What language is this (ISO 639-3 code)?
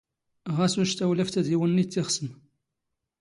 zgh